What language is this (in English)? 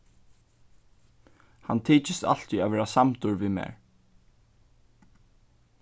Faroese